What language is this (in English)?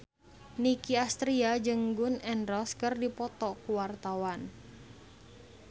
Sundanese